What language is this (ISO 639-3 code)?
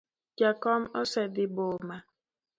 luo